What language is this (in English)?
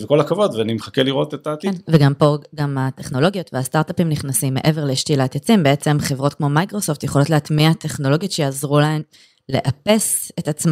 Hebrew